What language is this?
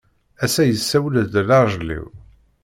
Kabyle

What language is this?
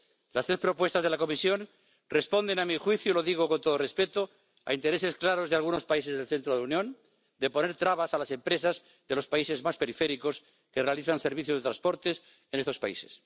Spanish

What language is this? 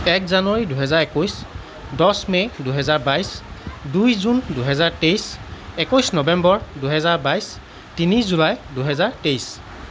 Assamese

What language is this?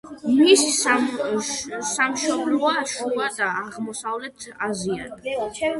Georgian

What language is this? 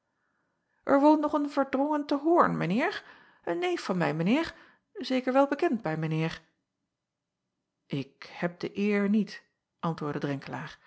Dutch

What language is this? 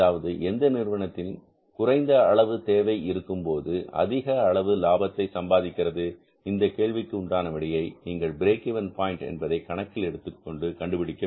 Tamil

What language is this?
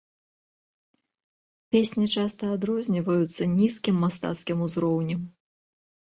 Belarusian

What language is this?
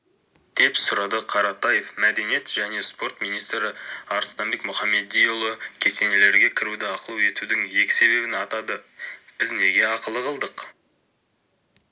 Kazakh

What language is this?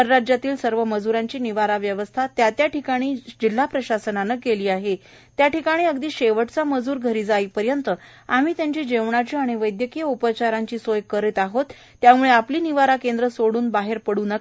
Marathi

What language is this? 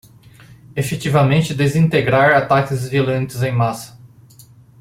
Portuguese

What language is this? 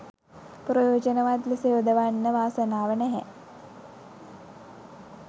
Sinhala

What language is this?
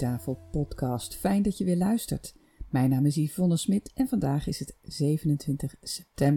Dutch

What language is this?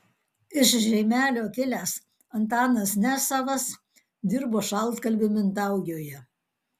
Lithuanian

